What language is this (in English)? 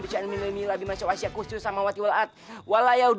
Indonesian